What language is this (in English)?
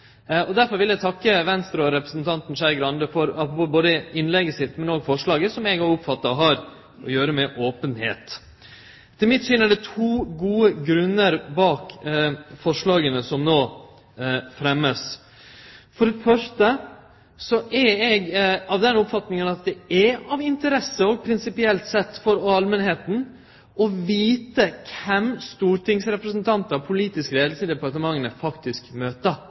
Norwegian Nynorsk